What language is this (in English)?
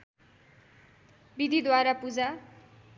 Nepali